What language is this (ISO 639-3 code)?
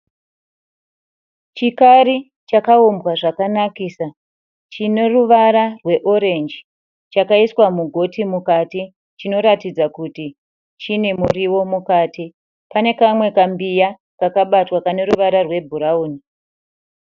sna